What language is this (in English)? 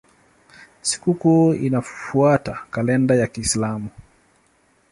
Swahili